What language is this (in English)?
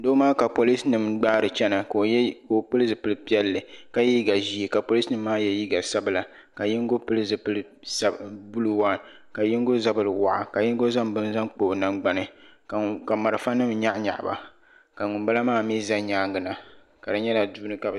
Dagbani